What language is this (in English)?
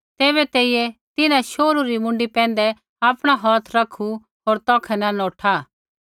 Kullu Pahari